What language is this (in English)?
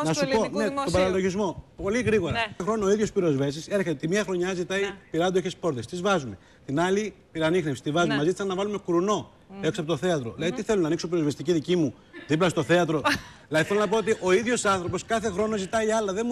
Greek